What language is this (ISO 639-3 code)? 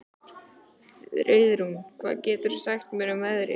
isl